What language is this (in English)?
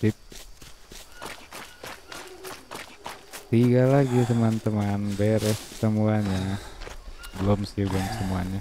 Indonesian